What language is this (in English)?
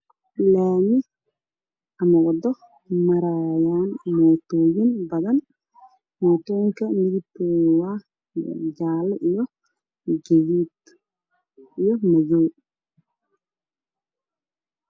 Somali